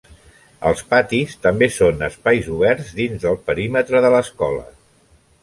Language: Catalan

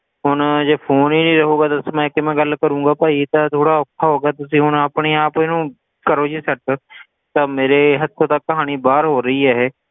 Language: Punjabi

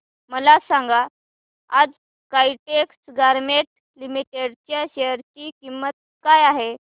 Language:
Marathi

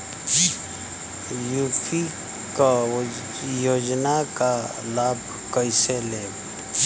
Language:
Bhojpuri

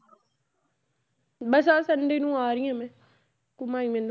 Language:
Punjabi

